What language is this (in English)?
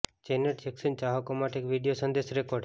Gujarati